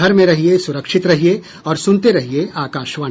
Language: Hindi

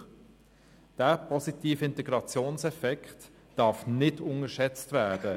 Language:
Swiss German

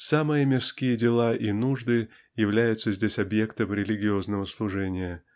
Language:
Russian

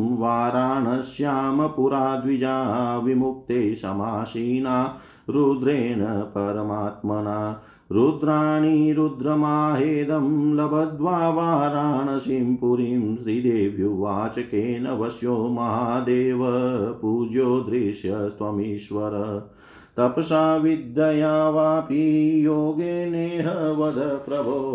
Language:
Hindi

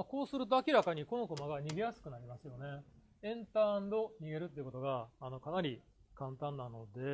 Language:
Japanese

